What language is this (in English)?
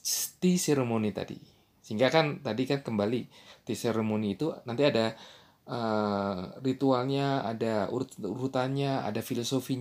Indonesian